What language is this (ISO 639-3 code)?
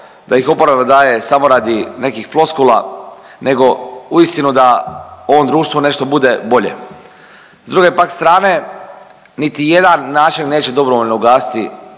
hrv